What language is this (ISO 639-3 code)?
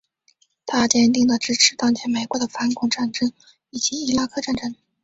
zho